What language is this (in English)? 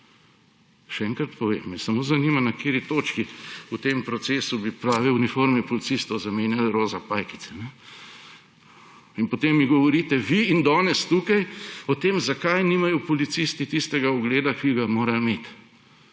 Slovenian